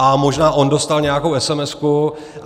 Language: Czech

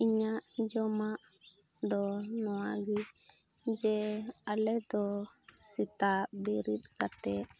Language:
Santali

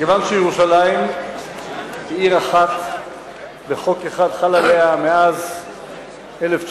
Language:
Hebrew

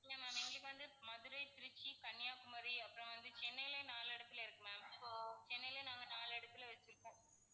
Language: Tamil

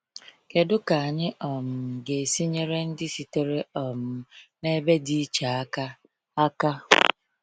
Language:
Igbo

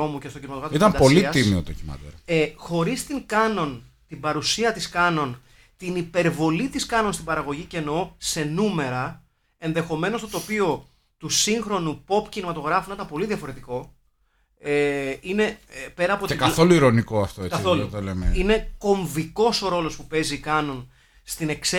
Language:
Greek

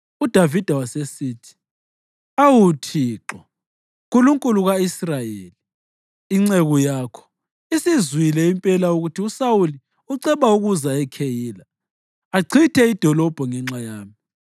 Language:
North Ndebele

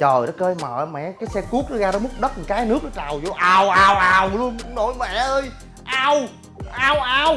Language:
Vietnamese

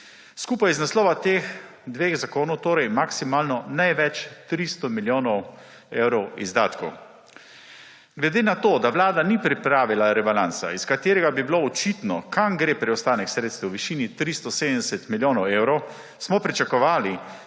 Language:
Slovenian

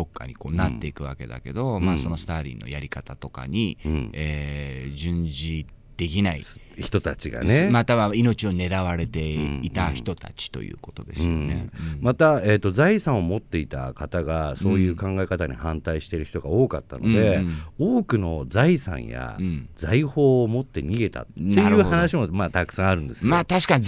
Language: Japanese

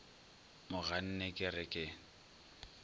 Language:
Northern Sotho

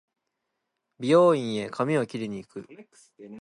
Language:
Japanese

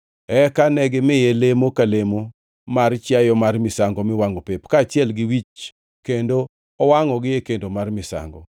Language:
Luo (Kenya and Tanzania)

